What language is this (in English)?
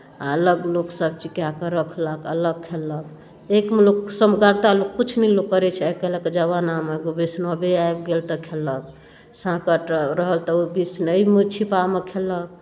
Maithili